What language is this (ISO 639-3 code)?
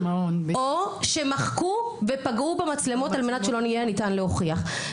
heb